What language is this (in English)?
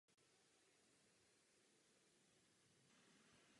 Czech